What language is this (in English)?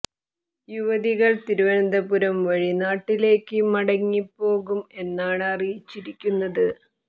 Malayalam